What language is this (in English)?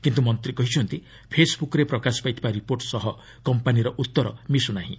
Odia